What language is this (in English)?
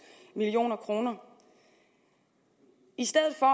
Danish